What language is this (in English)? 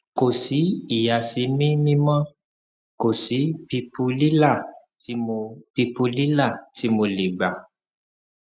Yoruba